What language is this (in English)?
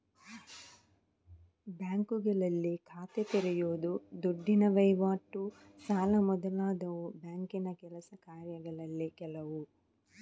Kannada